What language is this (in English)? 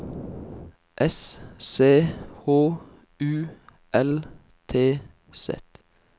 Norwegian